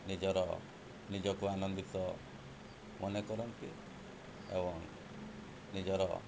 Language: Odia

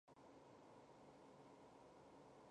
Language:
Chinese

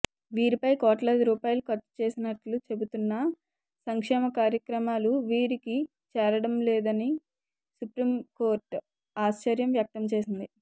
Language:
Telugu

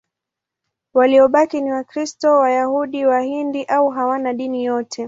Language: Swahili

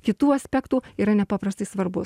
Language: Lithuanian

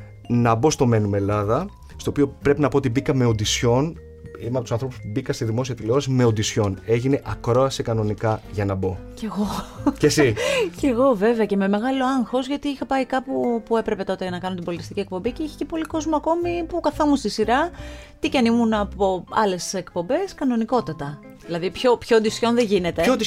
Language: Greek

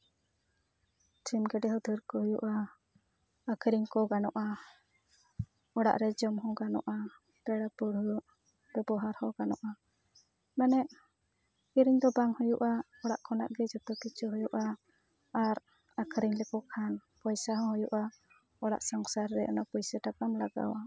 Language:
Santali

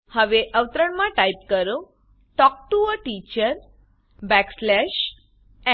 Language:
Gujarati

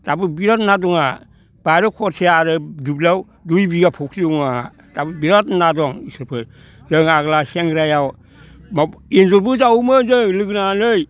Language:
Bodo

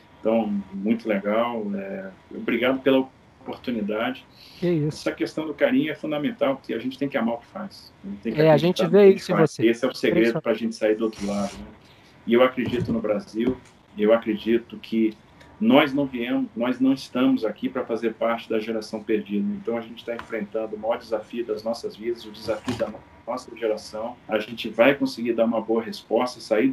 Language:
Portuguese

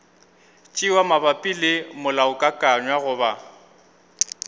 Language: Northern Sotho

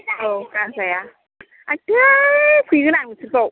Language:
Bodo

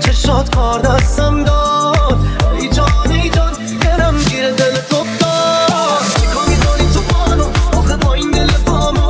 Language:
Persian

